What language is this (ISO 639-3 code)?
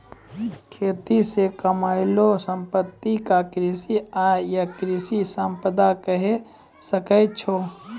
mai